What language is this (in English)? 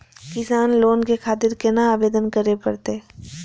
Maithili